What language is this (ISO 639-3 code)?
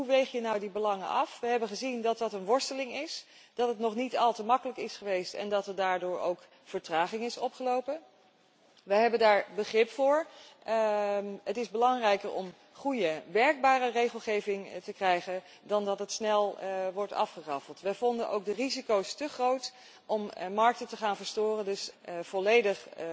nld